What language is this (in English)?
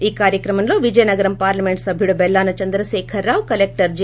Telugu